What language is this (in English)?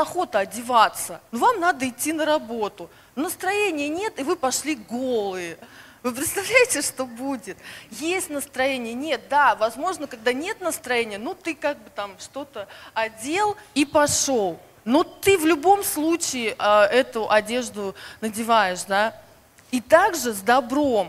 Russian